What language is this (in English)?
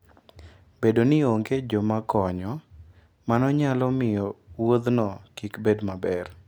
Luo (Kenya and Tanzania)